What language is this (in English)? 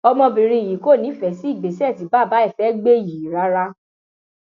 Yoruba